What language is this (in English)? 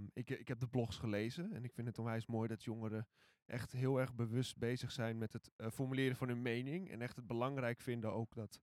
Dutch